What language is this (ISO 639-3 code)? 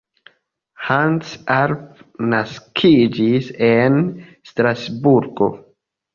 epo